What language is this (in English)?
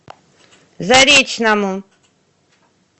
Russian